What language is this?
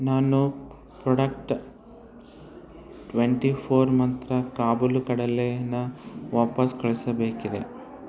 Kannada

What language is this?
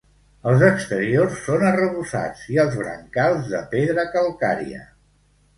Catalan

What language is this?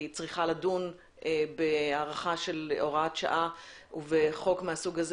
Hebrew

